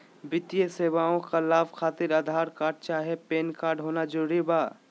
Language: Magahi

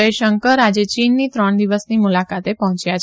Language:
Gujarati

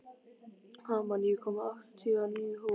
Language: Icelandic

